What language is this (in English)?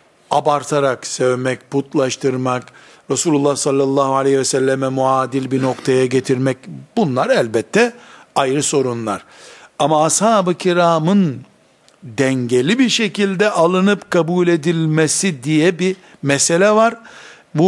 Turkish